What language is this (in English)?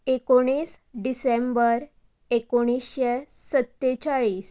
Konkani